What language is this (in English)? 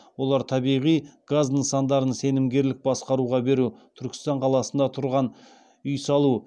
Kazakh